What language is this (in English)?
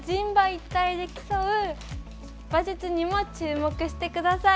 Japanese